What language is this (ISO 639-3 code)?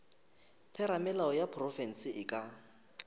nso